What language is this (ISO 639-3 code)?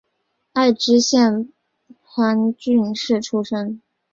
zho